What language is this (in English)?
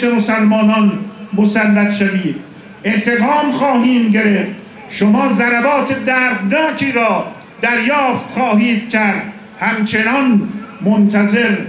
Persian